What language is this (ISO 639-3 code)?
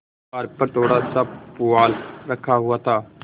hin